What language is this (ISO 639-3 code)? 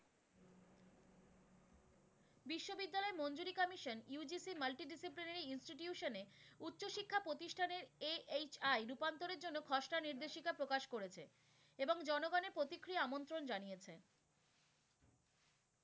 ben